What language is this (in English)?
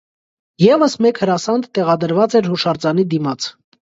Armenian